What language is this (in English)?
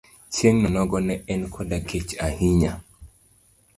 Luo (Kenya and Tanzania)